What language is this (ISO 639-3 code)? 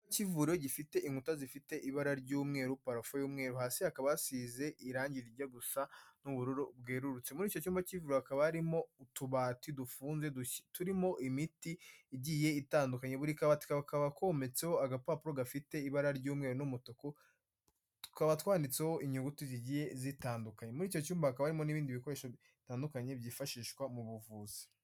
kin